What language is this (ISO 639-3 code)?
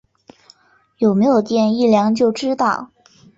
zho